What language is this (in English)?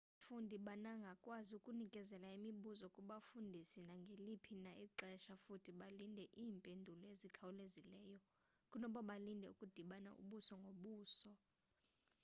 Xhosa